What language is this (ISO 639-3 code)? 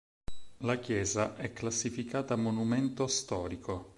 ita